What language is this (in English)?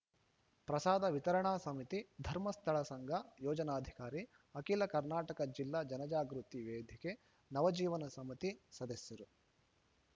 Kannada